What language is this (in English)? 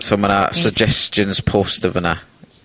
Welsh